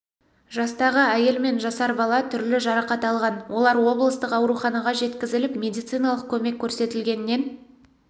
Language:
Kazakh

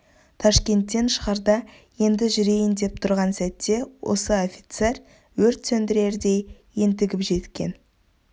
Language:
Kazakh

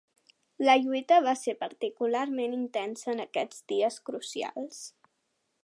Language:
Catalan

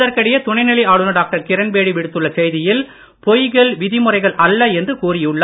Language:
Tamil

